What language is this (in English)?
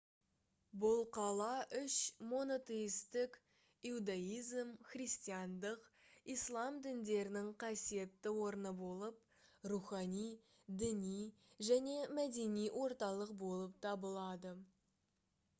Kazakh